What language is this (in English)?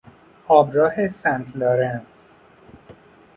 Persian